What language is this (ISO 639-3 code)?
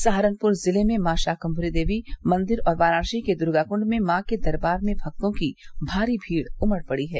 hin